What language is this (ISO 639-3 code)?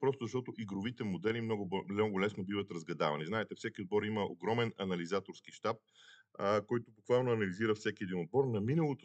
bul